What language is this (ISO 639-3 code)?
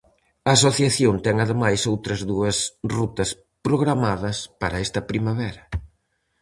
glg